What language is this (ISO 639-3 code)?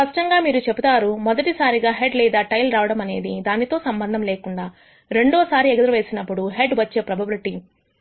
tel